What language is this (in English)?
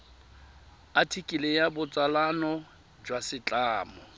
Tswana